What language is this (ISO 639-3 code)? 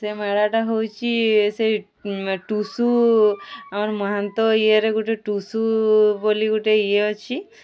ori